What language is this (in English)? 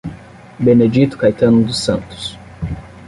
Portuguese